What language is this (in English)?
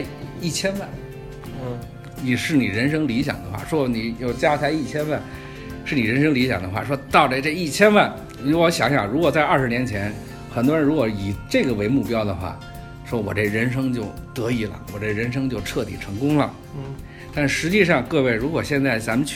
Chinese